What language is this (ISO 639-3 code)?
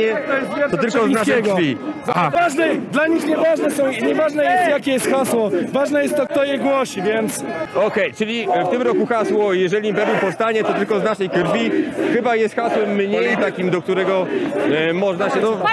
pol